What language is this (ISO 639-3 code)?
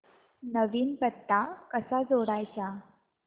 mar